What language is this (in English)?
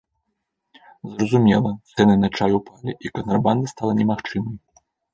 Belarusian